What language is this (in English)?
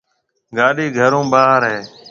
Marwari (Pakistan)